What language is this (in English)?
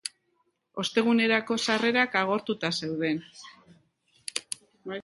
Basque